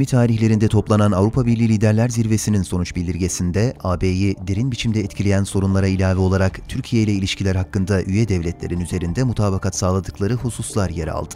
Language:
Turkish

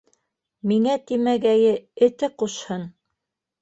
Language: Bashkir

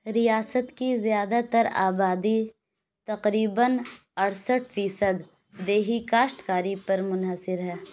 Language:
Urdu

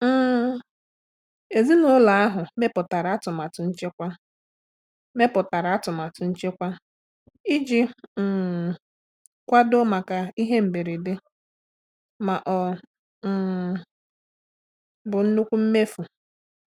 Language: Igbo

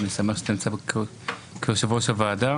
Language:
Hebrew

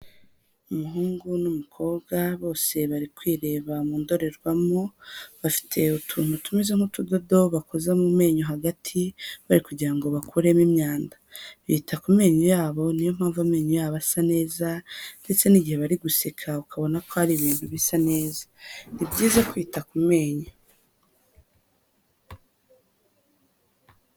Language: Kinyarwanda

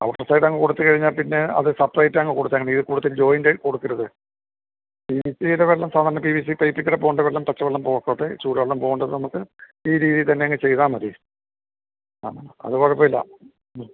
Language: Malayalam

